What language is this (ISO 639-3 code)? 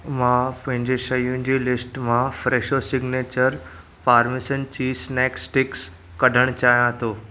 snd